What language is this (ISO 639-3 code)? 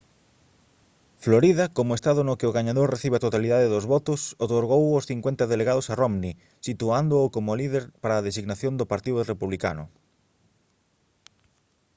glg